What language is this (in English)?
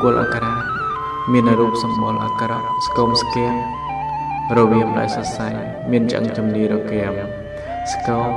Thai